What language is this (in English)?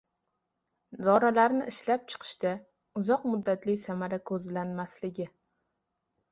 Uzbek